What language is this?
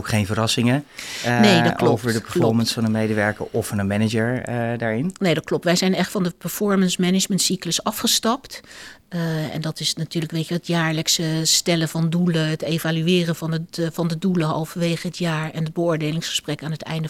Dutch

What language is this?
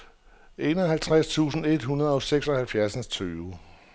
Danish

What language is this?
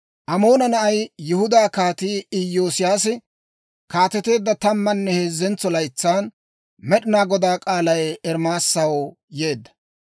Dawro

